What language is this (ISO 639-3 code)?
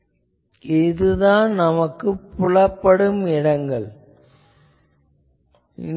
tam